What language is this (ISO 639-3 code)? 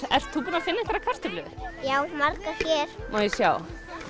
isl